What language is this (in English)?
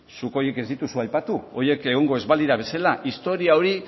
Basque